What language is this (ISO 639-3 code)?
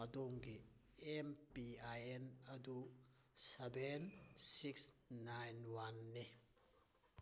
mni